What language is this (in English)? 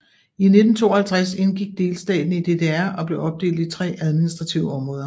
Danish